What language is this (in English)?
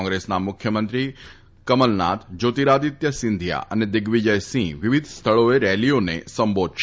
Gujarati